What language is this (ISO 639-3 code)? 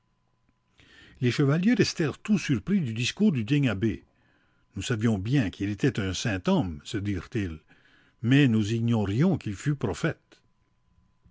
fra